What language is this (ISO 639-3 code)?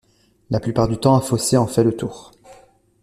fra